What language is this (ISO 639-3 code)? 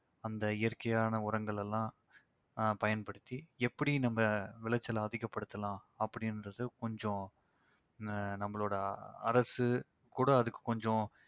tam